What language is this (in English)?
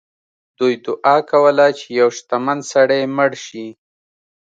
Pashto